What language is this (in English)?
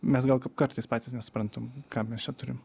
Lithuanian